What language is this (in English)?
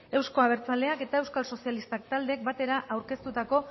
Basque